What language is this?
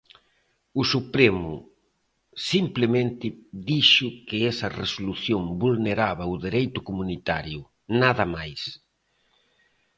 Galician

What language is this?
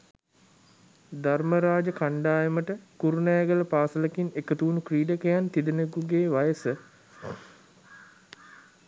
Sinhala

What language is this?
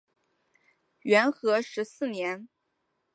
Chinese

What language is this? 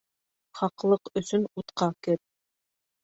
Bashkir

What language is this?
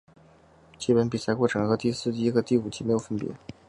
Chinese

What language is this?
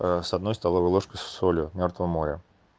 Russian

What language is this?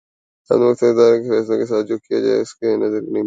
Urdu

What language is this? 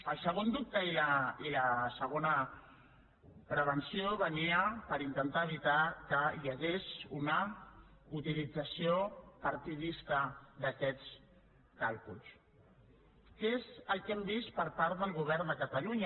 Catalan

